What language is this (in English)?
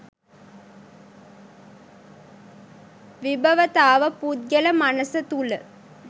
Sinhala